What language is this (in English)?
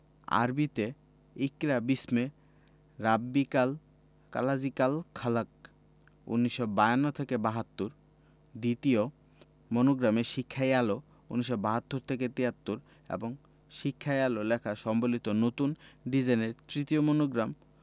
Bangla